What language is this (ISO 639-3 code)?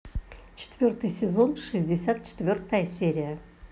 rus